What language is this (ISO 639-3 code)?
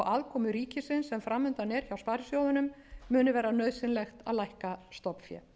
isl